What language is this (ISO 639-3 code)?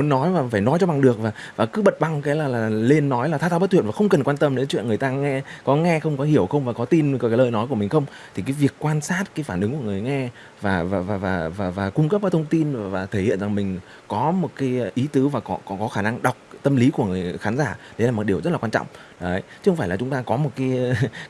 vie